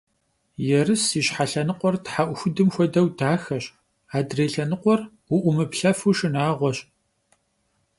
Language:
Kabardian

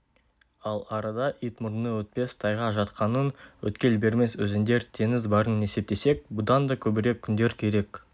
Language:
Kazakh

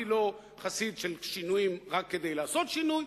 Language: Hebrew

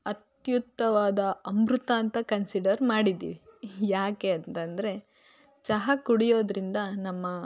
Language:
Kannada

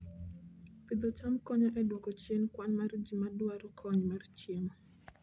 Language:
Luo (Kenya and Tanzania)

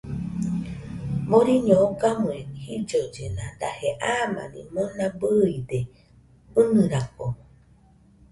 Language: Nüpode Huitoto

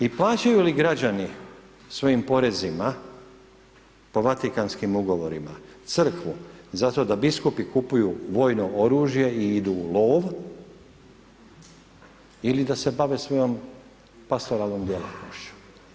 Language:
Croatian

